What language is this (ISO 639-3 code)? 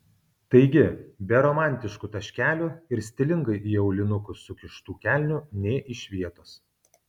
lit